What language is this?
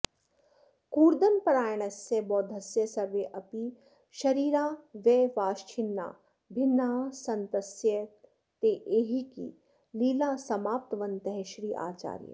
Sanskrit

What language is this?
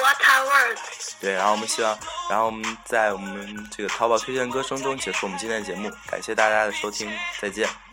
Chinese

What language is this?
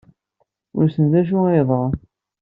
Kabyle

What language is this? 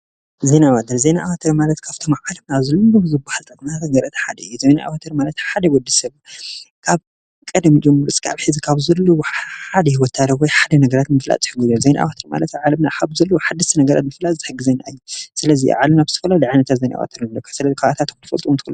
Tigrinya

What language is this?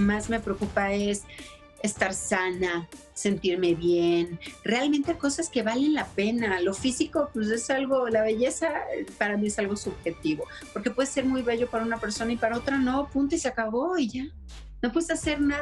Spanish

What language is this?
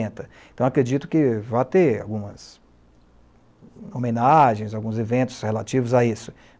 Portuguese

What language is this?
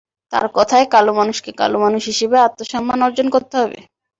Bangla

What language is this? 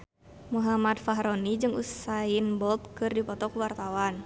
Sundanese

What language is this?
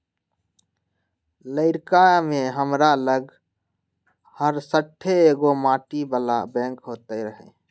Magahi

